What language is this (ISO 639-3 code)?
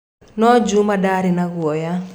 kik